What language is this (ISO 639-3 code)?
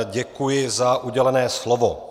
ces